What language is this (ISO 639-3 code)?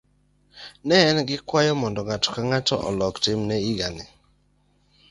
luo